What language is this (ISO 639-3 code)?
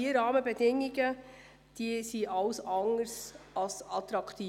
gsw